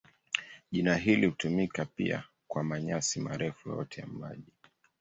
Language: Swahili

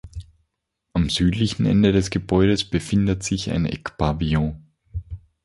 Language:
German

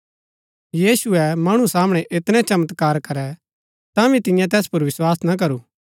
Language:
Gaddi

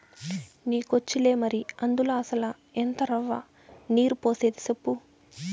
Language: Telugu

